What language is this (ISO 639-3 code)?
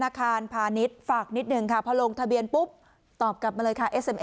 tha